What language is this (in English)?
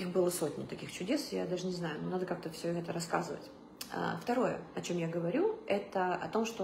Russian